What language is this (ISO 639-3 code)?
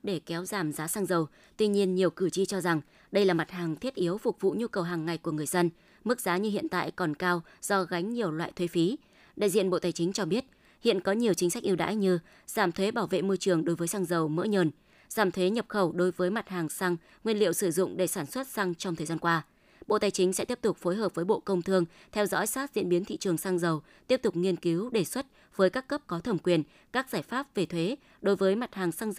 vie